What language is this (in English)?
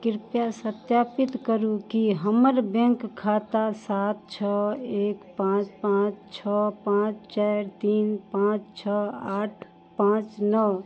Maithili